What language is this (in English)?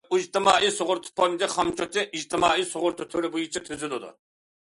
Uyghur